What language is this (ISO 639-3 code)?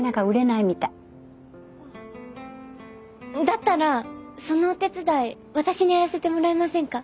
jpn